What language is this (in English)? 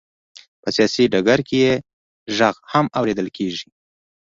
Pashto